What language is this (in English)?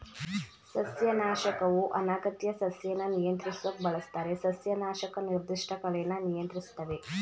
Kannada